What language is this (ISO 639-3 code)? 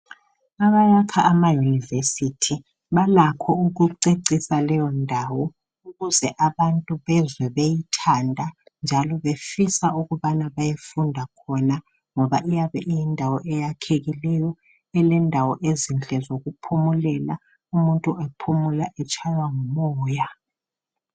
nde